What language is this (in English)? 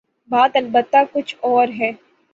Urdu